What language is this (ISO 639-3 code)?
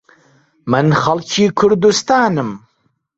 ckb